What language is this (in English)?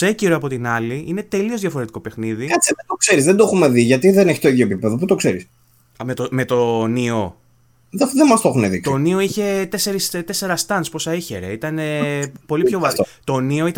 Greek